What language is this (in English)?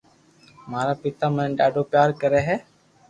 Loarki